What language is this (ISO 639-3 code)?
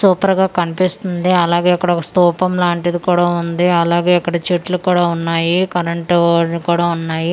tel